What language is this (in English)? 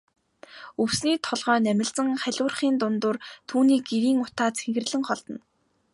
Mongolian